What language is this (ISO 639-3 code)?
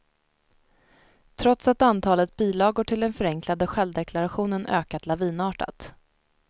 swe